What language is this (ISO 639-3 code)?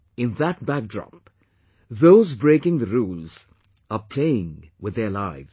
eng